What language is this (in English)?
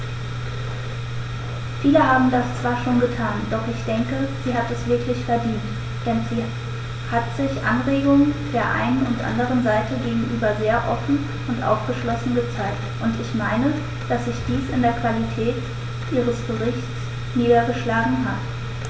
German